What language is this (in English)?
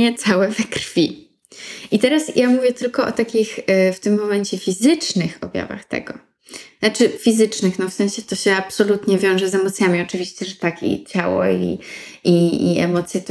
Polish